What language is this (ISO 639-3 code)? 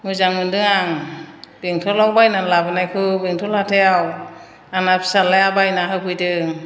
brx